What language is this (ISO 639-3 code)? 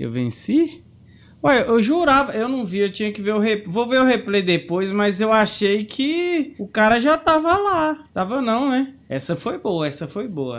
por